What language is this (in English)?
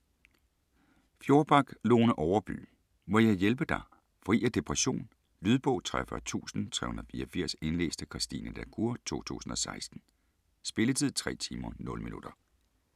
Danish